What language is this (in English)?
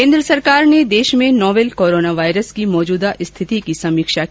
Hindi